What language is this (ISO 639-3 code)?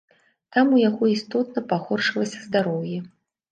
bel